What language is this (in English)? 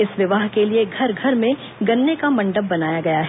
Hindi